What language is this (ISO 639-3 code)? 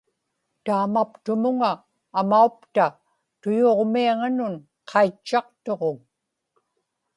ipk